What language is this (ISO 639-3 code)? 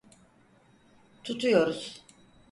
tur